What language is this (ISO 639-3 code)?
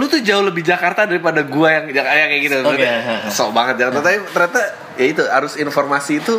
ind